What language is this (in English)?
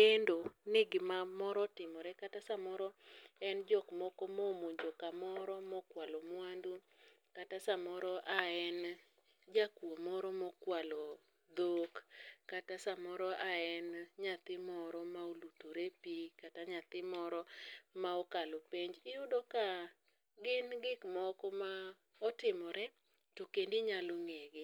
Luo (Kenya and Tanzania)